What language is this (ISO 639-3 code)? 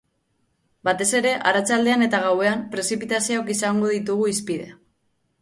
eus